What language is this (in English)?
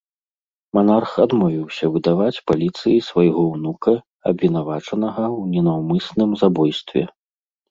Belarusian